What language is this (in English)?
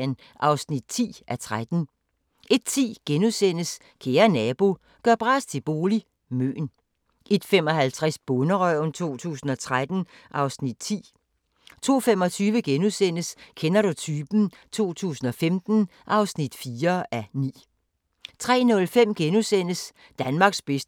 Danish